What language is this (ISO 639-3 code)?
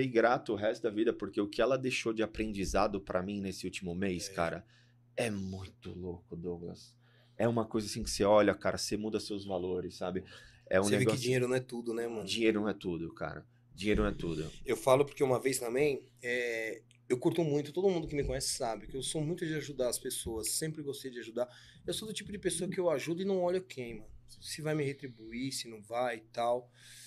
por